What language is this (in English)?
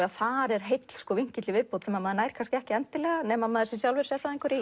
Icelandic